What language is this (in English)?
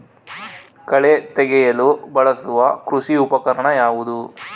Kannada